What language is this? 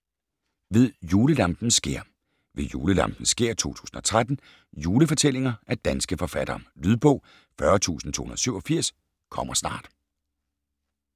Danish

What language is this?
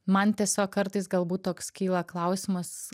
Lithuanian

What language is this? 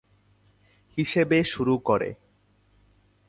Bangla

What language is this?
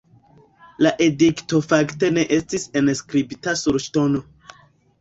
Esperanto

